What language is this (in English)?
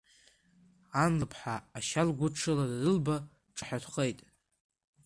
Abkhazian